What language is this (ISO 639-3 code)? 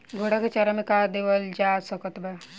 bho